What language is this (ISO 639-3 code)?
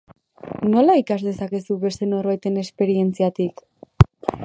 eus